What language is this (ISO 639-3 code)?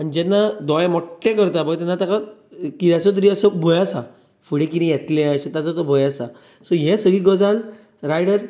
kok